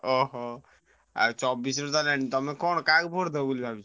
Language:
Odia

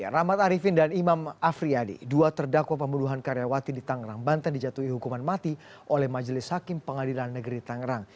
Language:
Indonesian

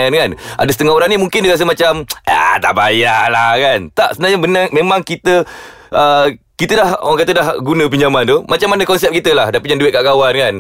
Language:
Malay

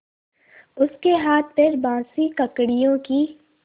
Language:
Hindi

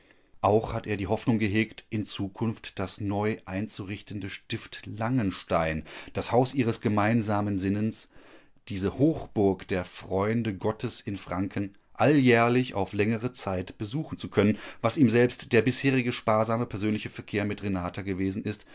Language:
German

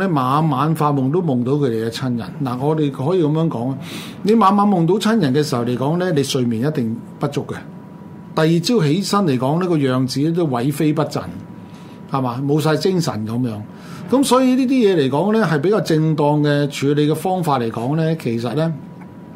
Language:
Chinese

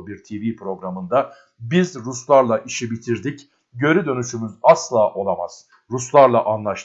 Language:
Turkish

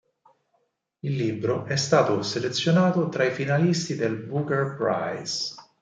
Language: Italian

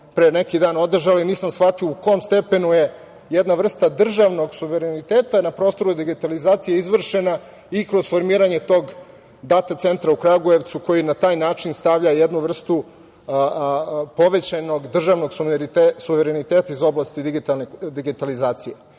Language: Serbian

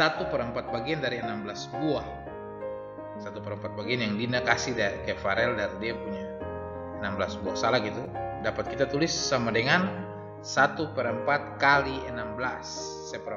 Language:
Indonesian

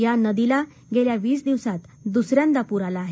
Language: Marathi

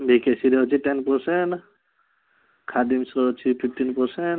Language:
Odia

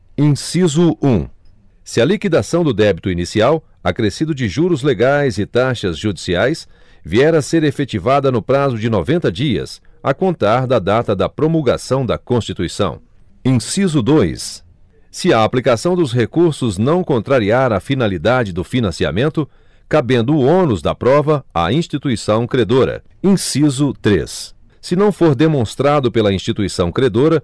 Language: Portuguese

